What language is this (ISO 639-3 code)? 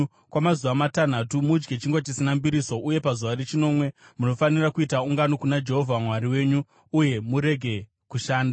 sna